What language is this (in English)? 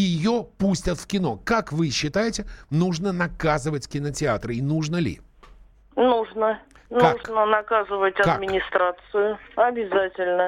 Russian